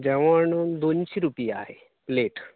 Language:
Konkani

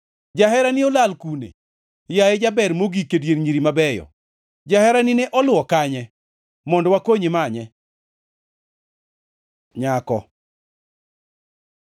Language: Luo (Kenya and Tanzania)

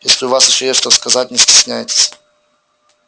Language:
Russian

